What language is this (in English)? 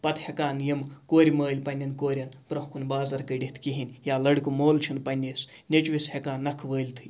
Kashmiri